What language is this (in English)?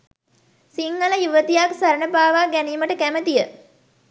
Sinhala